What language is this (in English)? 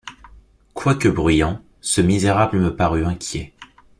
French